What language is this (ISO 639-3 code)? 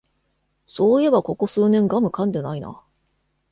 jpn